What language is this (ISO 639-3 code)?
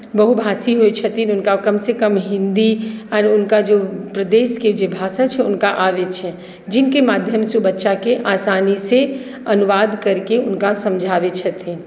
mai